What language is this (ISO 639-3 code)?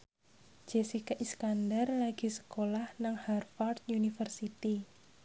jav